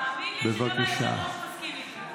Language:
Hebrew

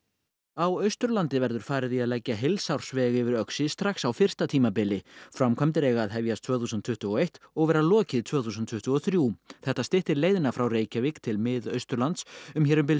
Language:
Icelandic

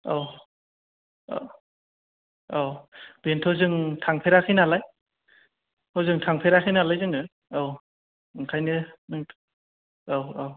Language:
Bodo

